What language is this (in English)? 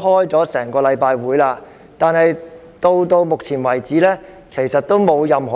Cantonese